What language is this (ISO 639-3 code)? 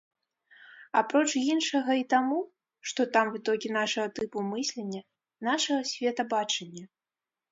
bel